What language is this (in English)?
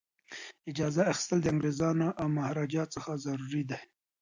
Pashto